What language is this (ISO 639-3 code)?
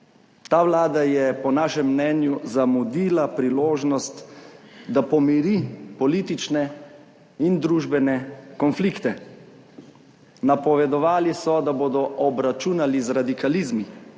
slv